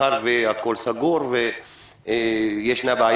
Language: Hebrew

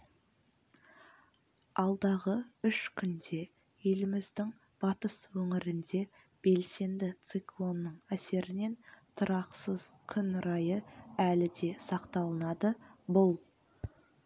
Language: Kazakh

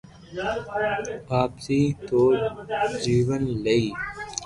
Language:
Loarki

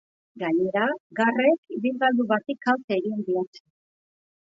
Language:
Basque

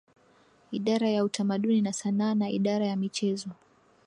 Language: Swahili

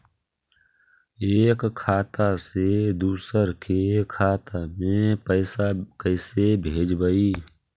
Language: Magahi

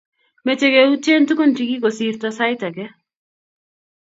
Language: Kalenjin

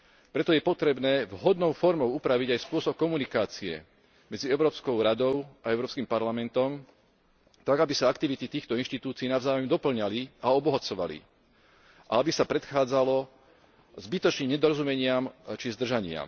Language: Slovak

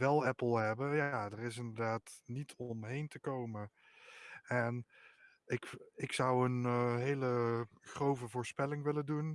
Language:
Dutch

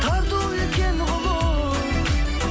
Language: Kazakh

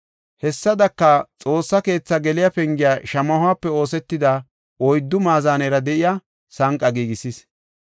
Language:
Gofa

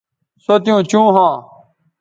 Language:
Bateri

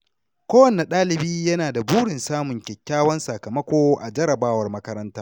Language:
Hausa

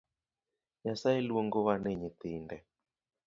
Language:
Luo (Kenya and Tanzania)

